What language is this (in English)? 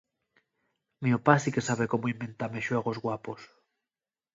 Asturian